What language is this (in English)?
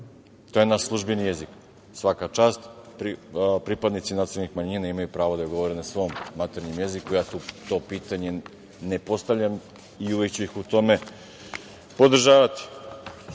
Serbian